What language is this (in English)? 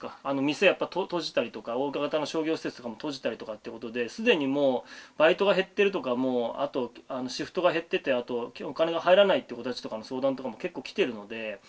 Japanese